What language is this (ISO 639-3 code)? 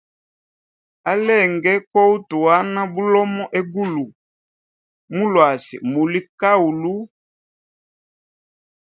hem